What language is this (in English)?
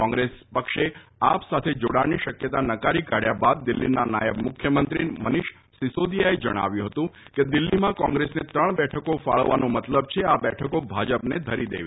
Gujarati